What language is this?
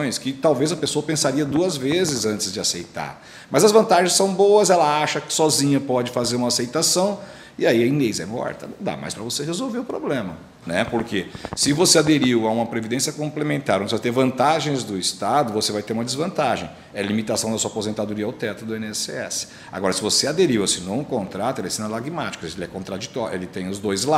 Portuguese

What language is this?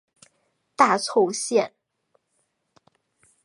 Chinese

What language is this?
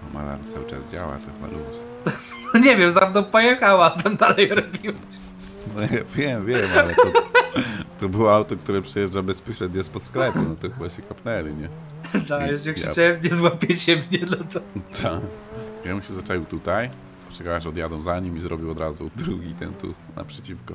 Polish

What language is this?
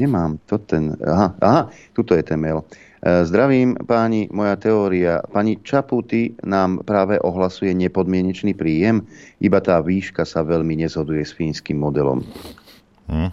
Slovak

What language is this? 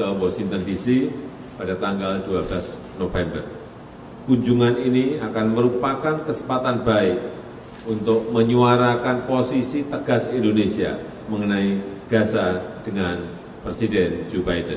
Indonesian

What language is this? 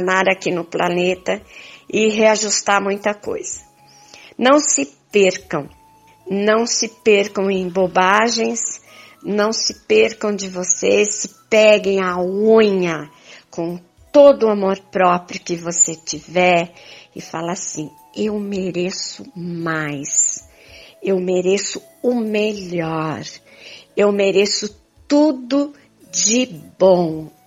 Portuguese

